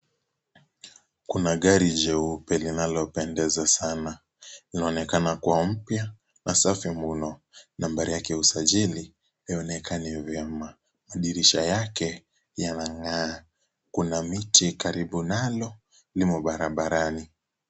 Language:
Swahili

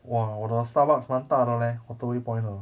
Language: English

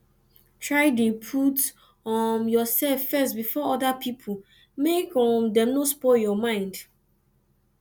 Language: Nigerian Pidgin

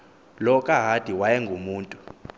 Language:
Xhosa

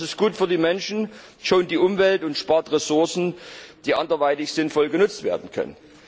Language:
German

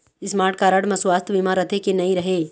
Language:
Chhattisgarhi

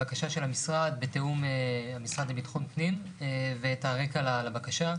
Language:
Hebrew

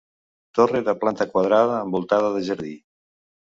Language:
Catalan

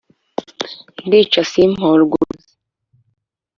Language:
Kinyarwanda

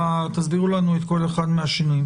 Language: Hebrew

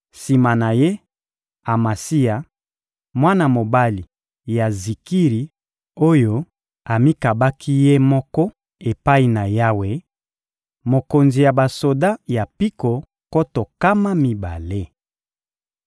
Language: Lingala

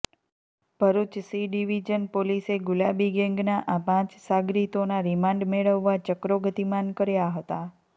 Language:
Gujarati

